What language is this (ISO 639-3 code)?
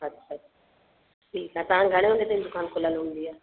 snd